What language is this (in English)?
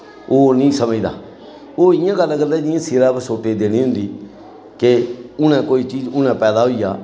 Dogri